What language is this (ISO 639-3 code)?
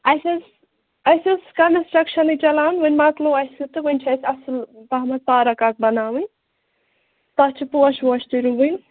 kas